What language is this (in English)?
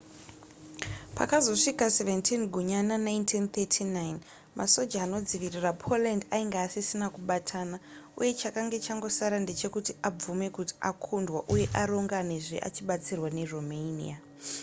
Shona